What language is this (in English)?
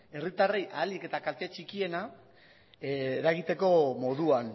Basque